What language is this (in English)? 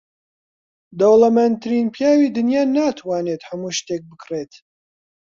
Central Kurdish